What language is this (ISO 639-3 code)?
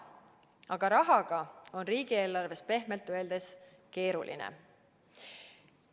est